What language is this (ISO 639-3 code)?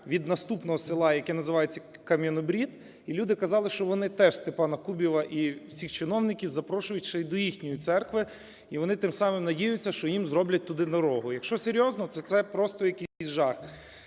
ukr